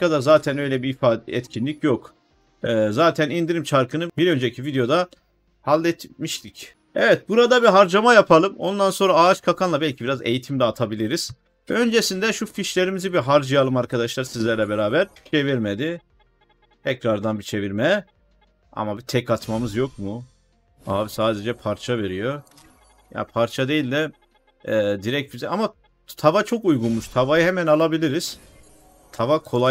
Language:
Turkish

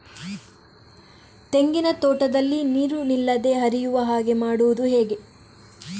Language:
Kannada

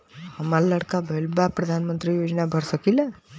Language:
Bhojpuri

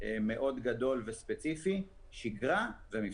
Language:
Hebrew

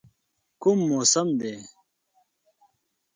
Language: Pashto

